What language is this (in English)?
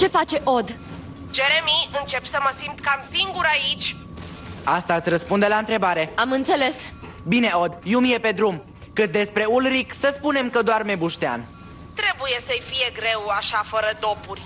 Romanian